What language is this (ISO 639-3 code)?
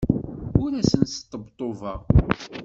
kab